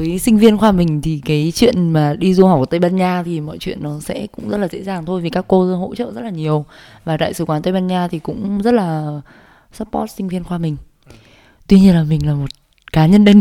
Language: Vietnamese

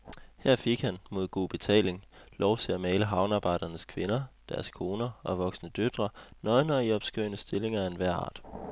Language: Danish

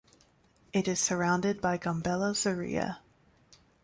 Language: English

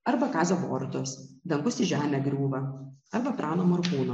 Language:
Lithuanian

